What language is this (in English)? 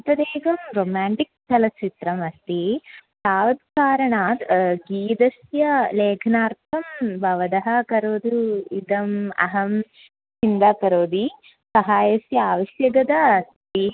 Sanskrit